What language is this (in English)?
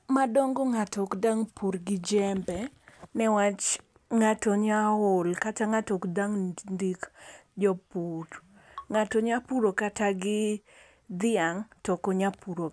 Luo (Kenya and Tanzania)